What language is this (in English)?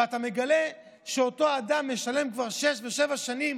Hebrew